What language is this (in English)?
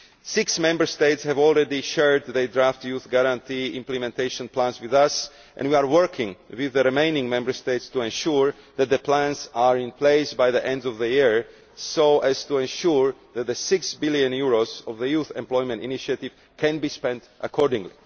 English